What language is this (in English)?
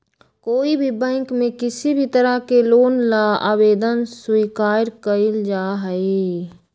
Magahi